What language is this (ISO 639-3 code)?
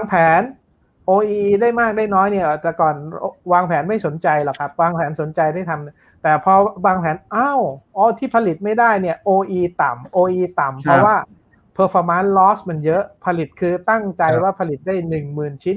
tha